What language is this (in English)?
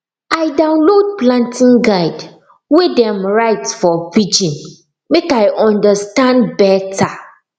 Nigerian Pidgin